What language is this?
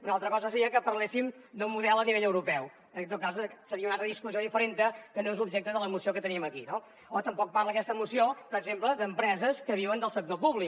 Catalan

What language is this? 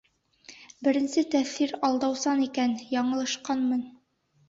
Bashkir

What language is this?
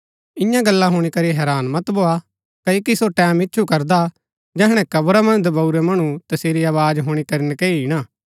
Gaddi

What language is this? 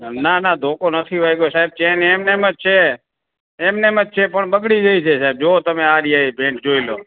Gujarati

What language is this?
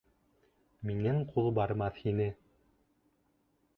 Bashkir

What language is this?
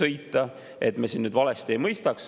Estonian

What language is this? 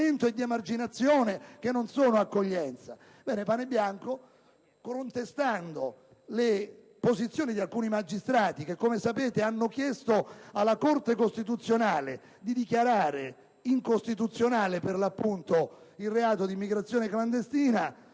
Italian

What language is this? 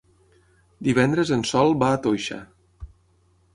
Catalan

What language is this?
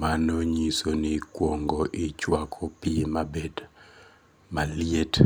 Luo (Kenya and Tanzania)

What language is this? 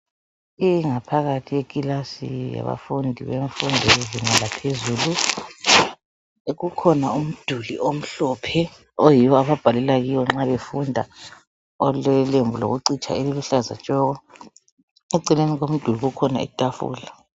North Ndebele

